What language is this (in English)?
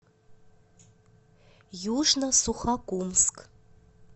Russian